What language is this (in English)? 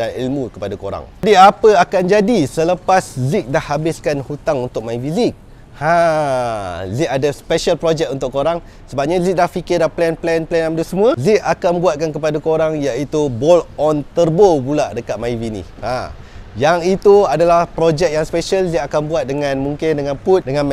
Malay